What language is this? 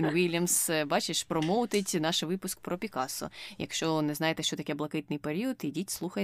Ukrainian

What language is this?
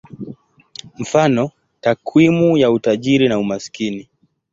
Swahili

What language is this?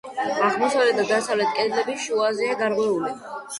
Georgian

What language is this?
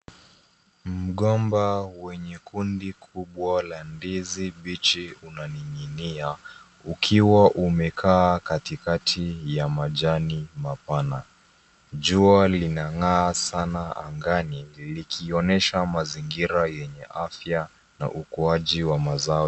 Swahili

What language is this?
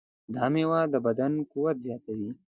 Pashto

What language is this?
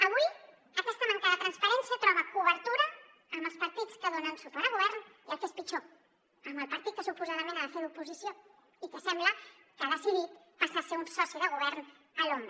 Catalan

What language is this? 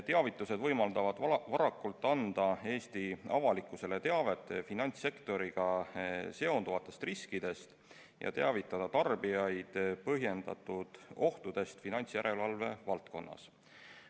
Estonian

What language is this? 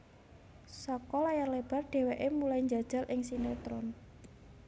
Javanese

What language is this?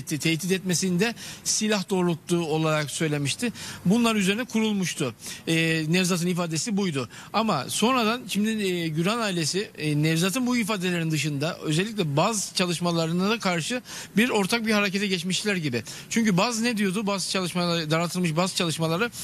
Turkish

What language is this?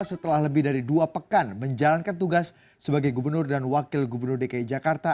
Indonesian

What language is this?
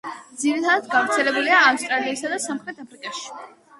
Georgian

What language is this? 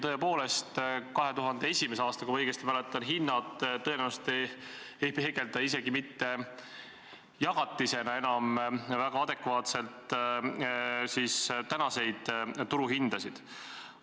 Estonian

